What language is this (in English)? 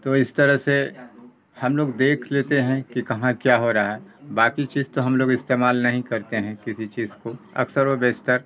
Urdu